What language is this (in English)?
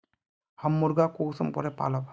Magahi